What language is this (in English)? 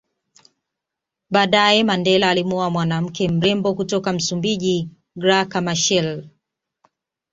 Swahili